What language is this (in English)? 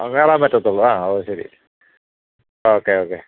Malayalam